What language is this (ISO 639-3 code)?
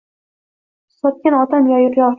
uzb